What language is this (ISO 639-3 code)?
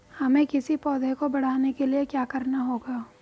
hin